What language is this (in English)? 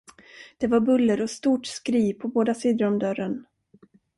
Swedish